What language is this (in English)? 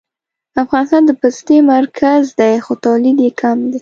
Pashto